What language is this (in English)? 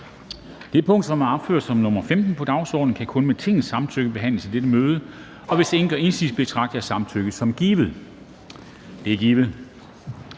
Danish